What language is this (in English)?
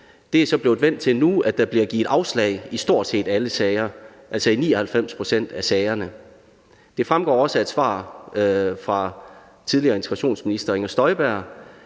Danish